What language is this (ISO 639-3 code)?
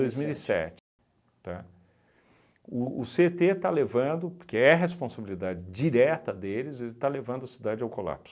por